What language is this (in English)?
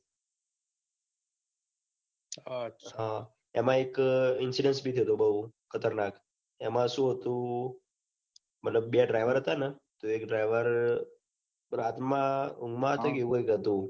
Gujarati